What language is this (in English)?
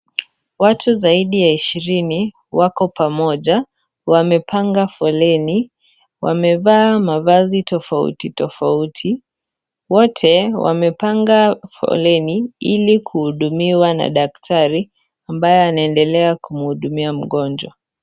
Swahili